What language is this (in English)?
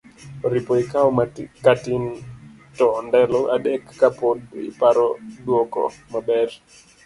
Luo (Kenya and Tanzania)